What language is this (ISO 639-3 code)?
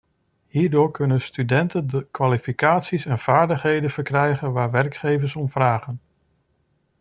nld